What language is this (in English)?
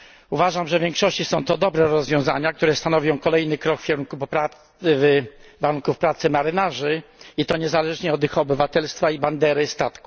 Polish